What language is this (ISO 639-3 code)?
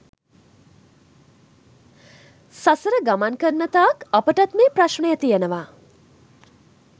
sin